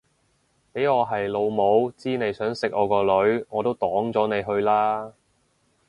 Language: Cantonese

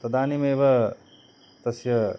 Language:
Sanskrit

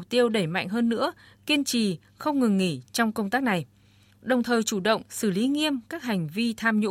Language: Vietnamese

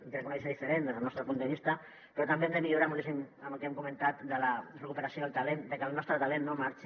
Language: Catalan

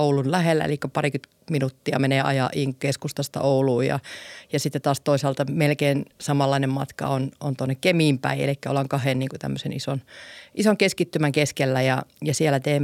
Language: Finnish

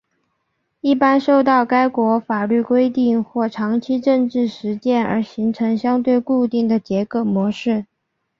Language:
Chinese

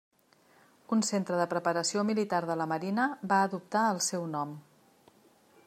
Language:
Catalan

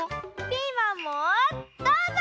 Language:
Japanese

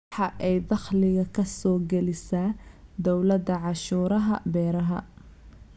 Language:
Somali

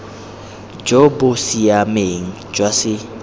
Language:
Tswana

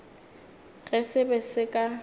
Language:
Northern Sotho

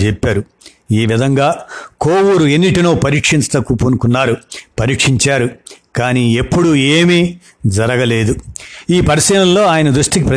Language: Telugu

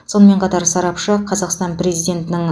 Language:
Kazakh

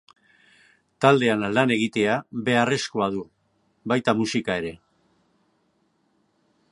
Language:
Basque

